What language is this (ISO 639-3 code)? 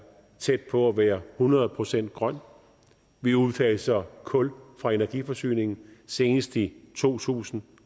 dan